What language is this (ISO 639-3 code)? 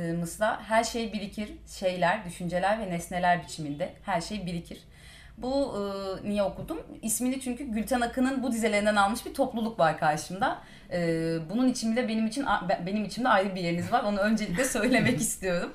tur